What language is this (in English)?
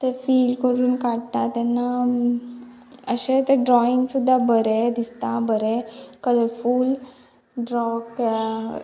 Konkani